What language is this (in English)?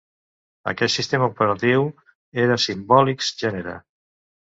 Catalan